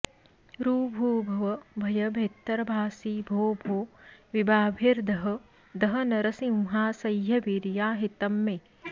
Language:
Sanskrit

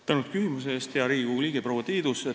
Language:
Estonian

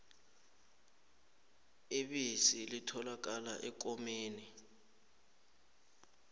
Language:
South Ndebele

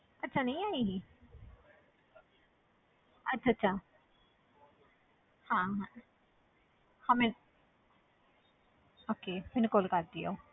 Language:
Punjabi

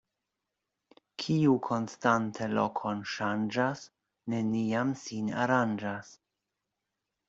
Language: Esperanto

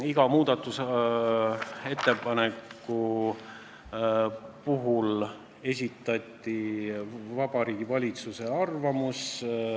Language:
Estonian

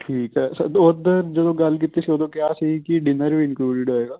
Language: Punjabi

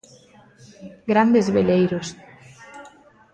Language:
Galician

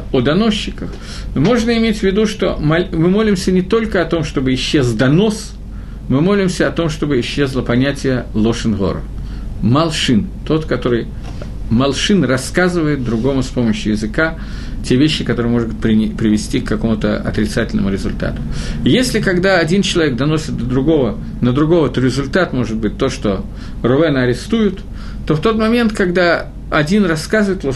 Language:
Russian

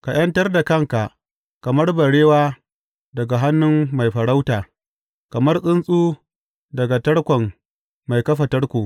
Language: Hausa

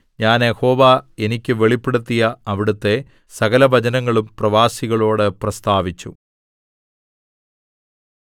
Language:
Malayalam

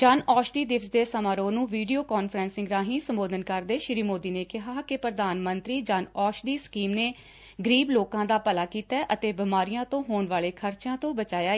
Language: Punjabi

